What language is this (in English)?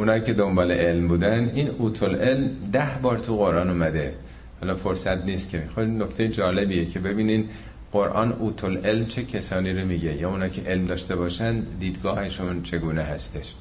Persian